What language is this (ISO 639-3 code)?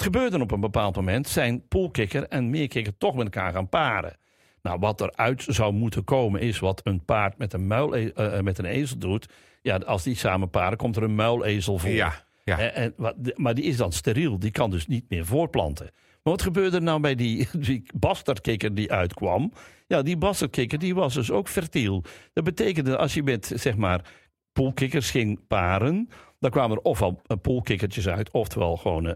nld